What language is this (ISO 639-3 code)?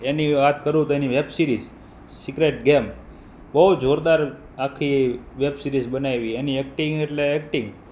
guj